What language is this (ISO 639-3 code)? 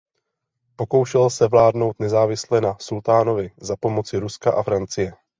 ces